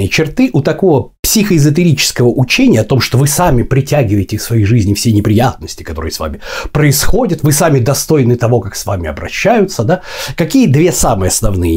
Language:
Russian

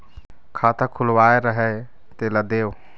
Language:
Chhattisgarhi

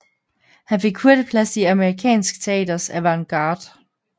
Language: Danish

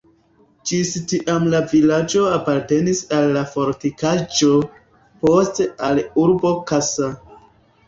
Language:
Esperanto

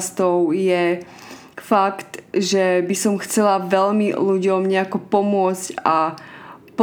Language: Slovak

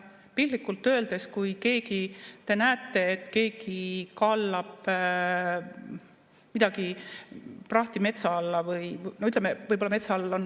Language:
Estonian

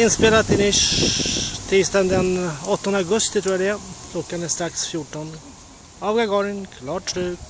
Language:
Swedish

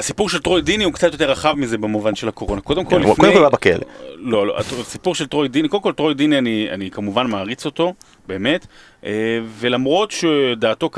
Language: Hebrew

